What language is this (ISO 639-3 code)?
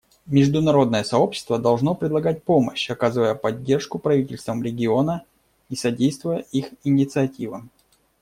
rus